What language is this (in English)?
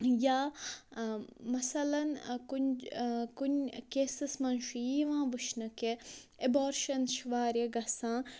Kashmiri